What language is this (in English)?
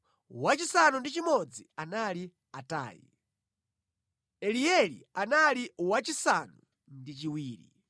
Nyanja